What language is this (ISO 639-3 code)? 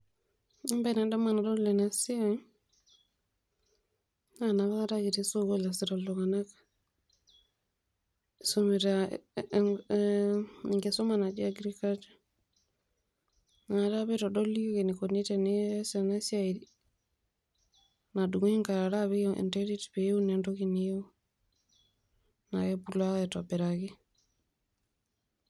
mas